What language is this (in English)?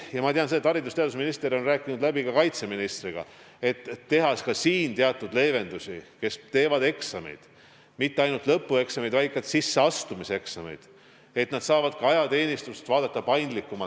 Estonian